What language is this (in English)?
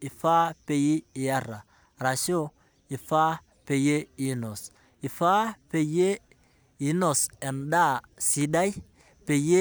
Masai